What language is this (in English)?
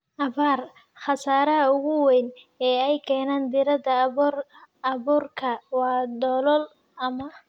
Somali